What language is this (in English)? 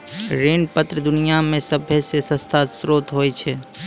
Maithili